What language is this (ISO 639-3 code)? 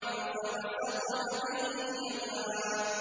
ara